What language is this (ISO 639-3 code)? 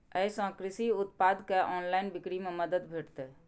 mai